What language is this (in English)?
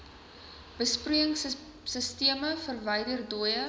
Afrikaans